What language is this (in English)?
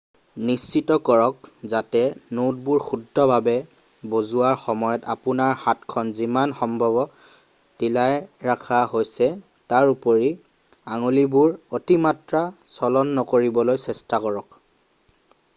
Assamese